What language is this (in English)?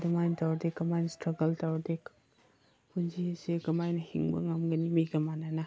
Manipuri